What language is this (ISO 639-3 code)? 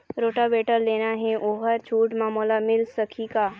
hne